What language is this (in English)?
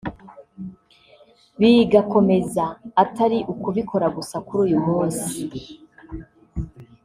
Kinyarwanda